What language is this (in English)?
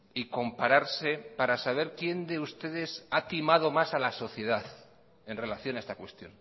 Spanish